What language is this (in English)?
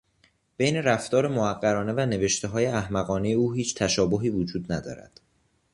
Persian